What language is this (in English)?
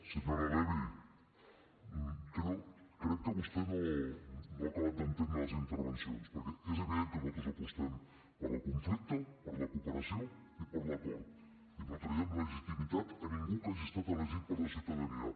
Catalan